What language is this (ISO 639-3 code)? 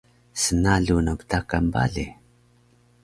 trv